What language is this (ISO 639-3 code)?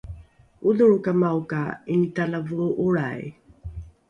dru